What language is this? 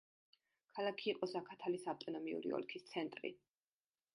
Georgian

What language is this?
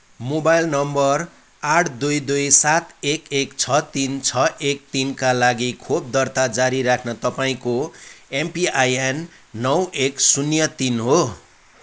Nepali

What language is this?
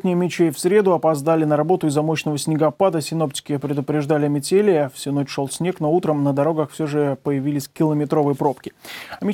Russian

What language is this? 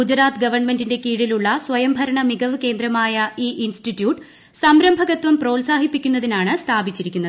Malayalam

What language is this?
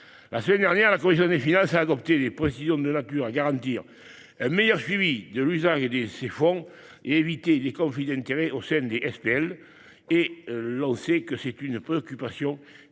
French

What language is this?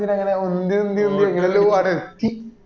Malayalam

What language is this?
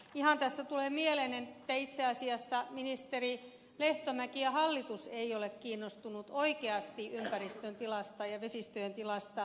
Finnish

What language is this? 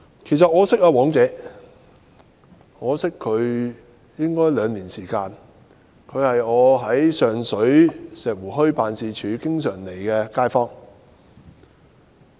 Cantonese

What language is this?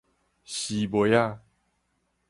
Min Nan Chinese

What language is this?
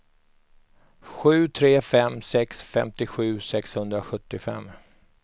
Swedish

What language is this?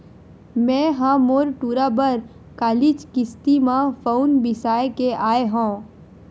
Chhattisgarhi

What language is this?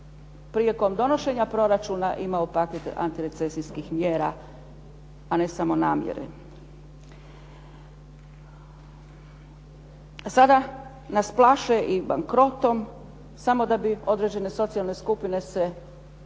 Croatian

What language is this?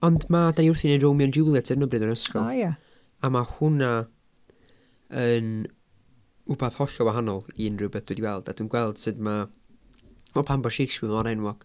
Welsh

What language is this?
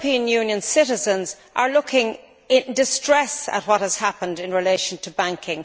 English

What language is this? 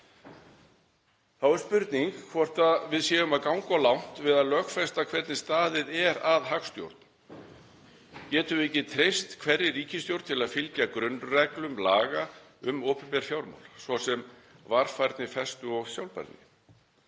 Icelandic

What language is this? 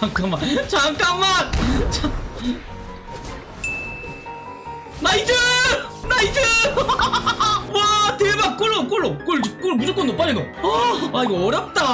Korean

